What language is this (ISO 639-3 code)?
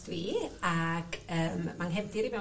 cym